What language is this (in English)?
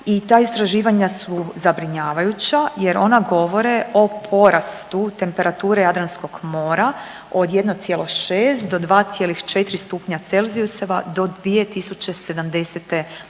Croatian